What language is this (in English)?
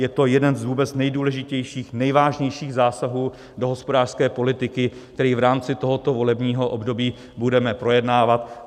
Czech